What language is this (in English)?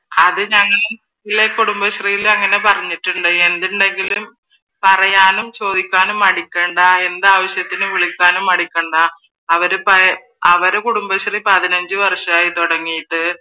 Malayalam